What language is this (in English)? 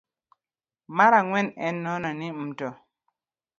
Luo (Kenya and Tanzania)